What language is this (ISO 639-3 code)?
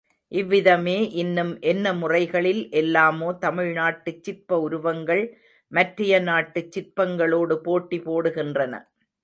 tam